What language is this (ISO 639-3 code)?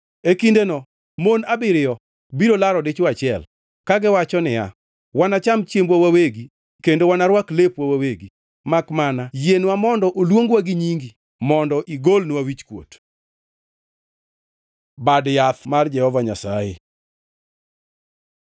luo